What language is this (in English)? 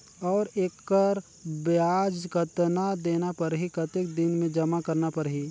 Chhattisgarhi